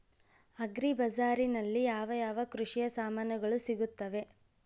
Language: Kannada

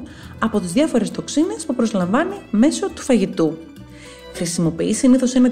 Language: Greek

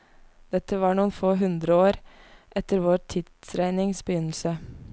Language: Norwegian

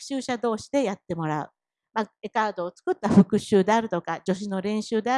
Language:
Japanese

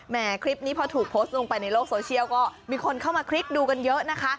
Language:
Thai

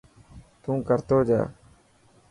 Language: Dhatki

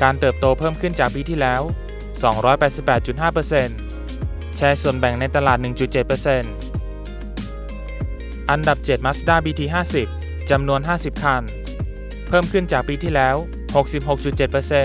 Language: Thai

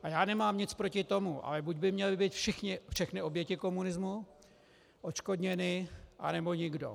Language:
Czech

